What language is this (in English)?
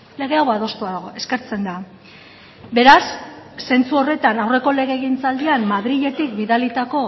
Basque